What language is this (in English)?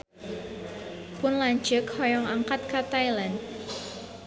Sundanese